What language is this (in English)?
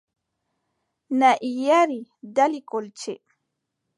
Adamawa Fulfulde